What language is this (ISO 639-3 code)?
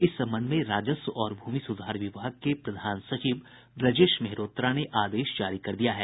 hin